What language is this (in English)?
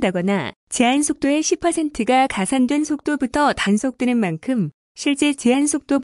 Korean